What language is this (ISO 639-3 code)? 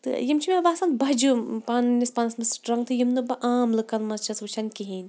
kas